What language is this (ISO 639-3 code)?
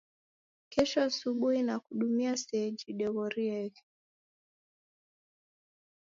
dav